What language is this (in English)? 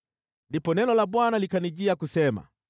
Swahili